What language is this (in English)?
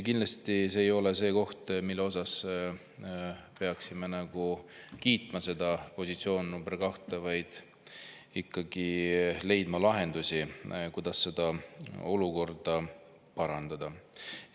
Estonian